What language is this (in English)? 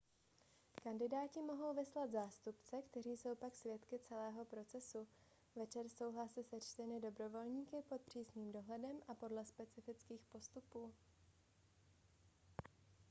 Czech